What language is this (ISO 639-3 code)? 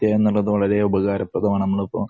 mal